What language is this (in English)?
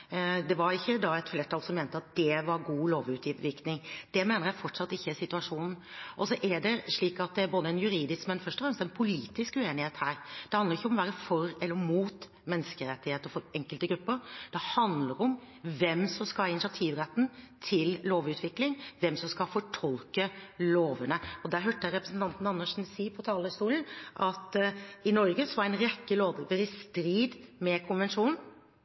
Norwegian Bokmål